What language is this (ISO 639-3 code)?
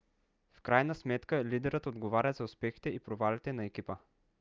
bul